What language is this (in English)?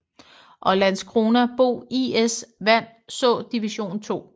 Danish